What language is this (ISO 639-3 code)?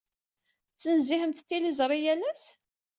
kab